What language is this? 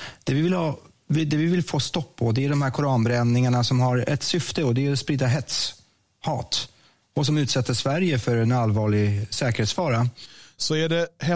Swedish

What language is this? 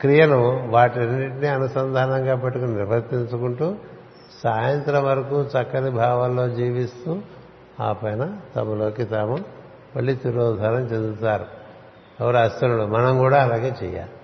Telugu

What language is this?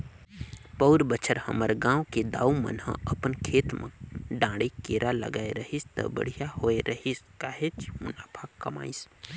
Chhattisgarhi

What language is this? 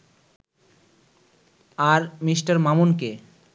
Bangla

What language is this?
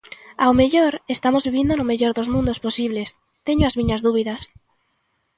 Galician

